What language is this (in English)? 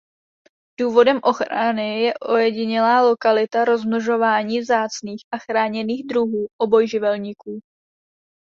Czech